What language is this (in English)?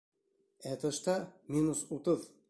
Bashkir